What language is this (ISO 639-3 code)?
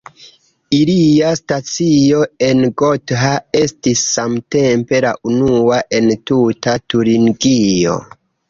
epo